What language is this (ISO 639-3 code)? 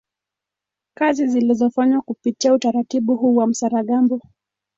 swa